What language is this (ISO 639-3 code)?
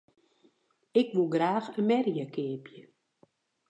fry